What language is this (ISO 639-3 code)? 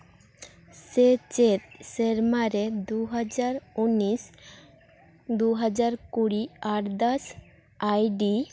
sat